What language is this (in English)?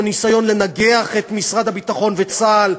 Hebrew